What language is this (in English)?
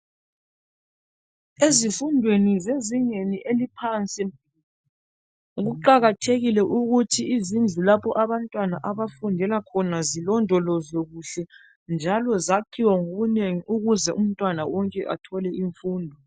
North Ndebele